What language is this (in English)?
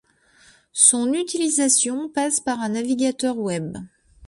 French